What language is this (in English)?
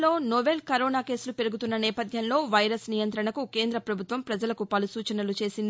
Telugu